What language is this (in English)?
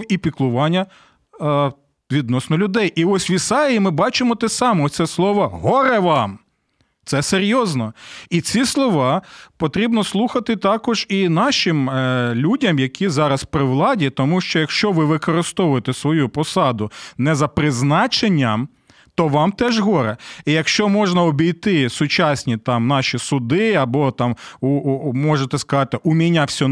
Ukrainian